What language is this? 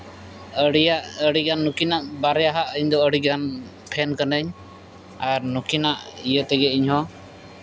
Santali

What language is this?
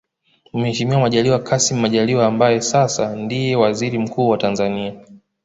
Swahili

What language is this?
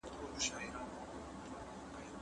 Pashto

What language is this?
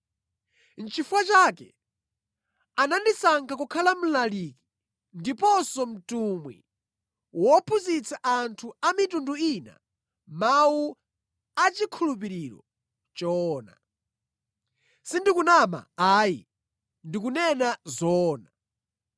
Nyanja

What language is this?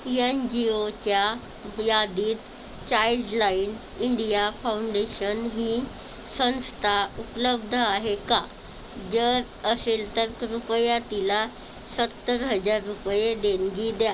Marathi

